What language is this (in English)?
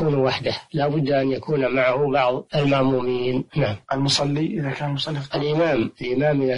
Arabic